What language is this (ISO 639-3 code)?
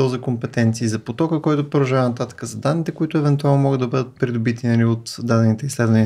bul